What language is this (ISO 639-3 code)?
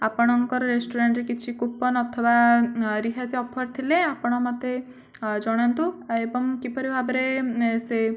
ori